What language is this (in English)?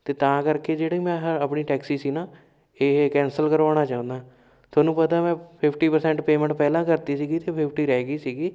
Punjabi